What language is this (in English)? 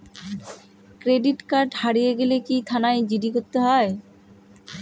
Bangla